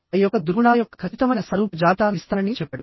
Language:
Telugu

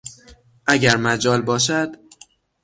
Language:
Persian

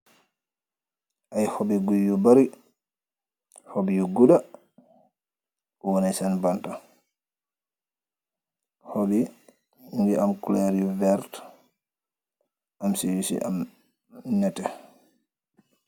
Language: Wolof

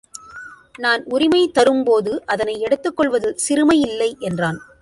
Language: Tamil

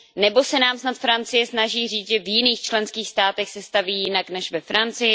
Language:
Czech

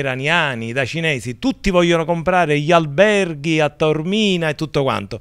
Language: Italian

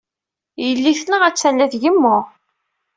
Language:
Kabyle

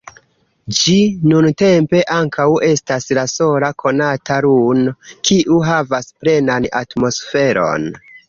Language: Esperanto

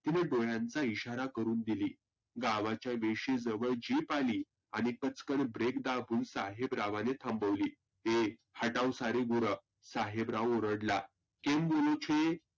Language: Marathi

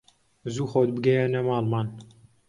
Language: Central Kurdish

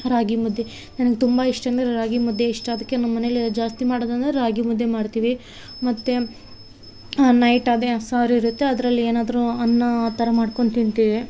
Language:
Kannada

